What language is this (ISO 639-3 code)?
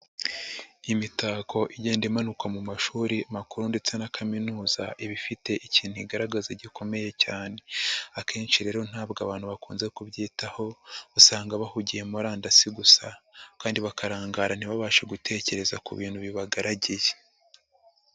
kin